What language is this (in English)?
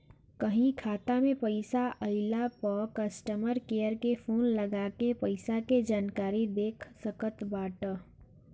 Bhojpuri